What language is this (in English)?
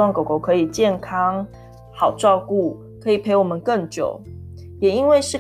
Chinese